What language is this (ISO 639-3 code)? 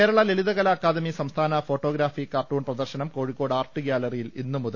mal